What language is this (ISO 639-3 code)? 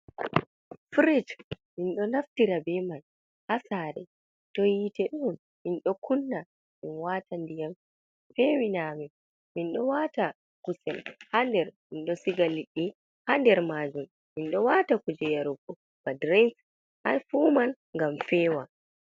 ful